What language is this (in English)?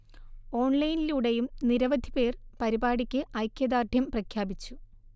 Malayalam